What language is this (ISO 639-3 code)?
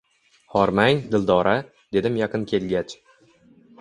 uzb